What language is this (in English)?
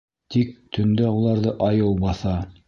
Bashkir